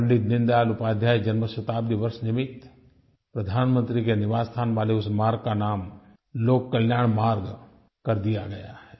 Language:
Hindi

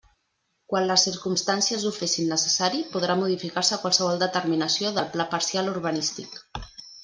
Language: Catalan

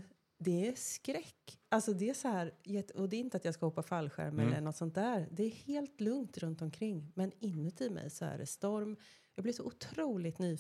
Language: Swedish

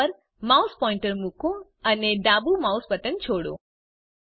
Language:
Gujarati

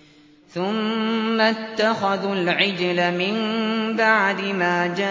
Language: Arabic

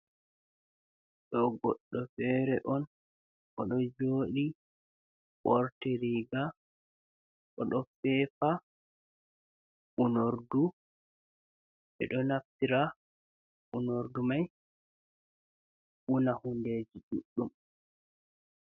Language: Fula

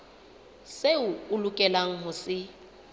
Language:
Southern Sotho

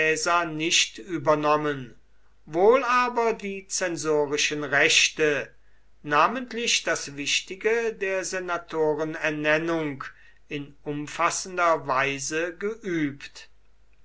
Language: German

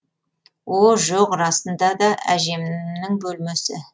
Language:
Kazakh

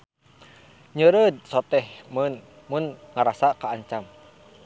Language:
Sundanese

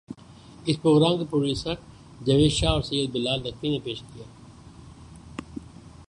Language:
Urdu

